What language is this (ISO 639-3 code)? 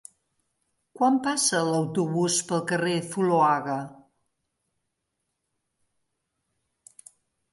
cat